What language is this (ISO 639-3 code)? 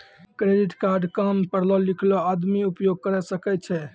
mai